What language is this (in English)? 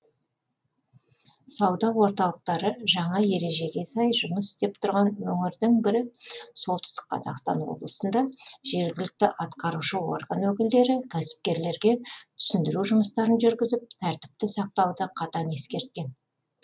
Kazakh